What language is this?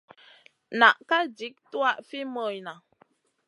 Masana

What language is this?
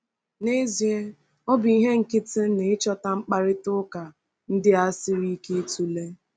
Igbo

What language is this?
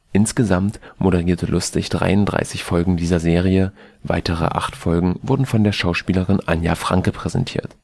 German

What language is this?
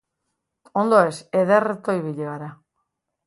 Basque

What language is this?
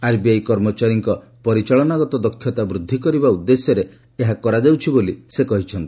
Odia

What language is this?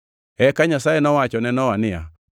Luo (Kenya and Tanzania)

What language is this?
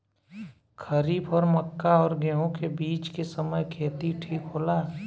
Bhojpuri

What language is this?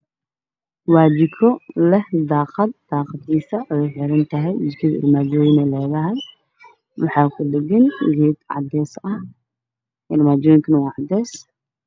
Somali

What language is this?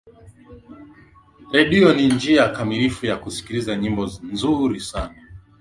Swahili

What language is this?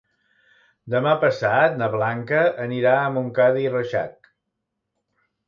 Catalan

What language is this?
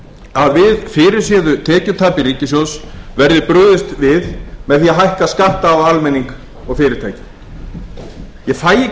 Icelandic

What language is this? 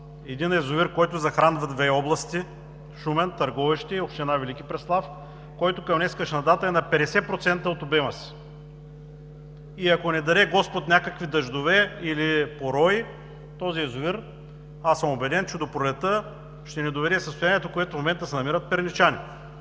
Bulgarian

